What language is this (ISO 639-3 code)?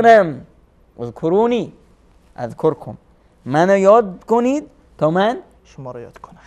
fas